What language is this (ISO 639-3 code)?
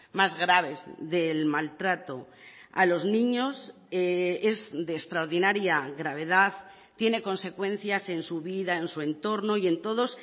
spa